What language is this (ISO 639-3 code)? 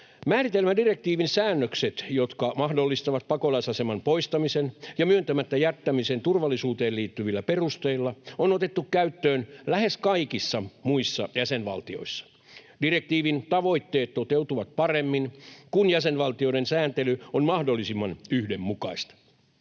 fin